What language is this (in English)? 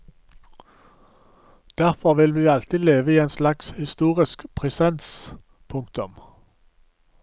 Norwegian